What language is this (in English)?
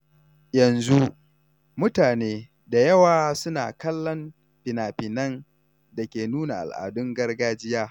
Hausa